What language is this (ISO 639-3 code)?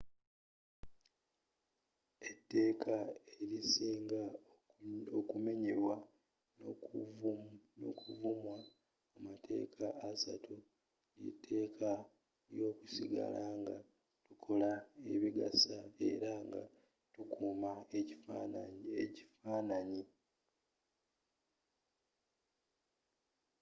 lug